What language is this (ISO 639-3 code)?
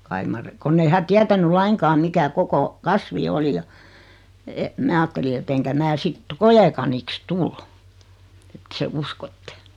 fin